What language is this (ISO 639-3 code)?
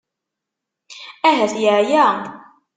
kab